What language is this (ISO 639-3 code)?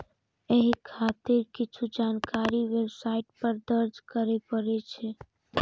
mai